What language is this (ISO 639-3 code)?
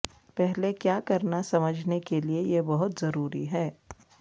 urd